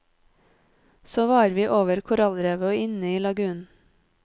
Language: Norwegian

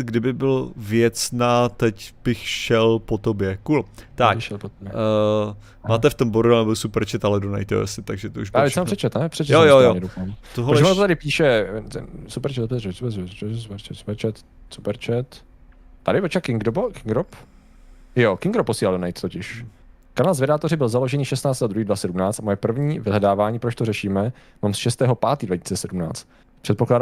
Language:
Czech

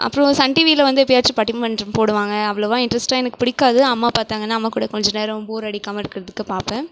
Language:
Tamil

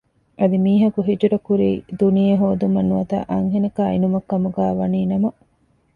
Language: Divehi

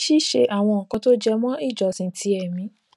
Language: Yoruba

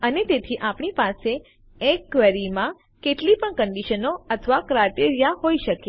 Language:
Gujarati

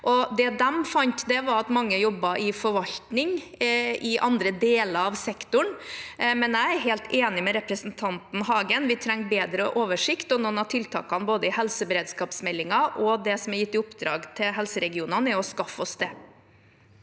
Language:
Norwegian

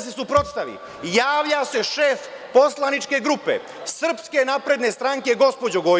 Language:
Serbian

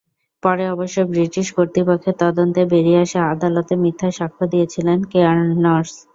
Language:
Bangla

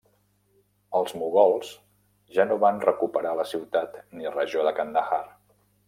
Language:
Catalan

